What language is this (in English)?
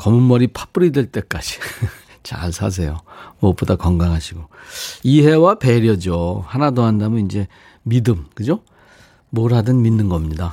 Korean